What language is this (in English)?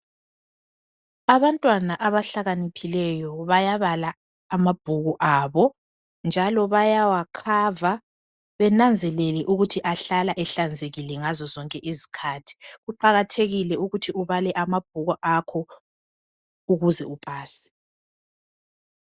North Ndebele